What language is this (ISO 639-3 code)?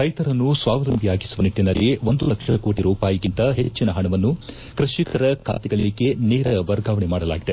kan